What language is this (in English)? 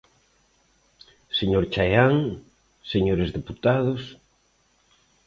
Galician